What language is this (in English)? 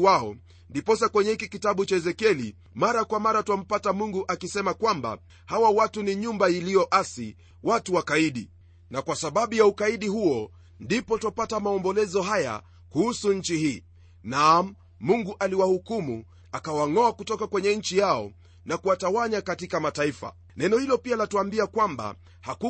Swahili